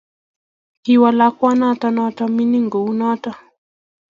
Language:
Kalenjin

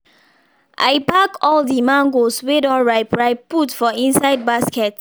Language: Nigerian Pidgin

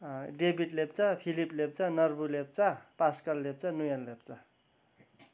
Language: Nepali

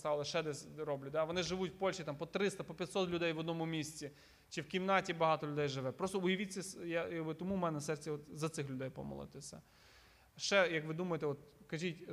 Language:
Ukrainian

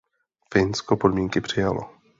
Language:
Czech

